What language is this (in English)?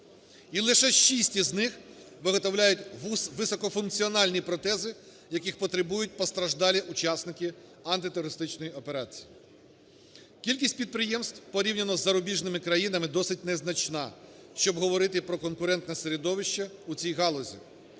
Ukrainian